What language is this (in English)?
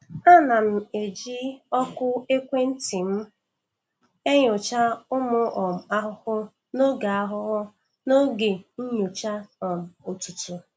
Igbo